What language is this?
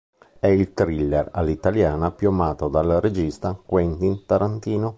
Italian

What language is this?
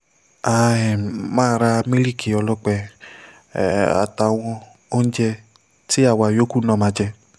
Yoruba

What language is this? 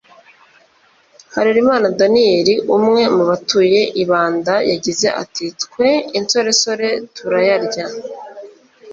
Kinyarwanda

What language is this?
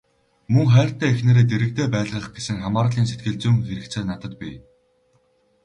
Mongolian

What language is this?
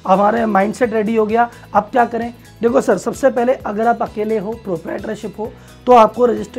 Hindi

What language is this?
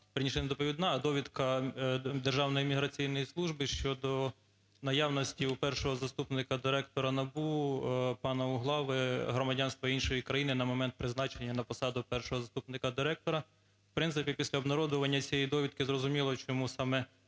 Ukrainian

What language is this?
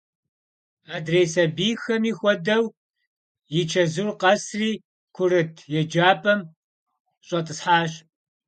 Kabardian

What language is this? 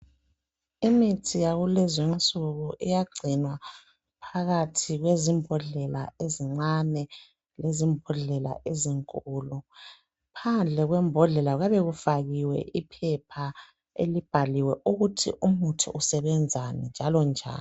North Ndebele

